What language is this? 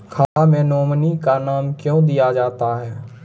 Maithili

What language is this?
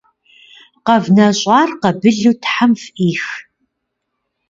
Kabardian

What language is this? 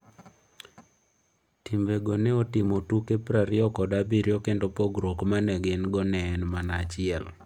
Luo (Kenya and Tanzania)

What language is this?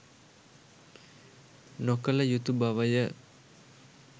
Sinhala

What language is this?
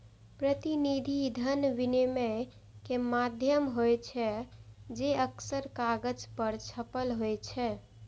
Maithili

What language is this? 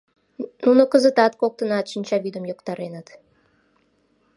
Mari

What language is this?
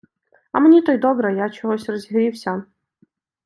Ukrainian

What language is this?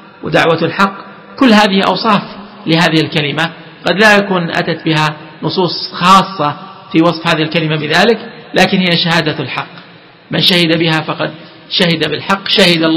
Arabic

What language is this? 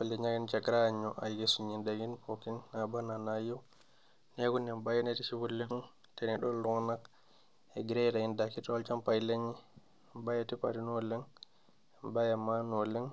Masai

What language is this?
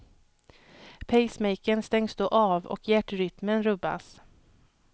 Swedish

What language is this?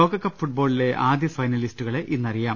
Malayalam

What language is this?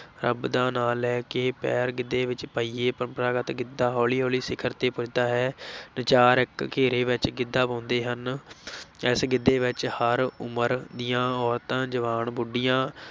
Punjabi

